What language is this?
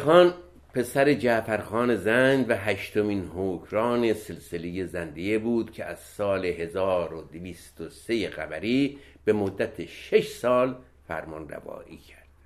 Persian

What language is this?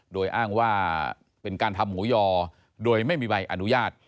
Thai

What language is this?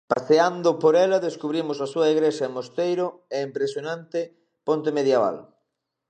Galician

